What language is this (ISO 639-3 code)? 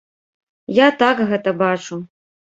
bel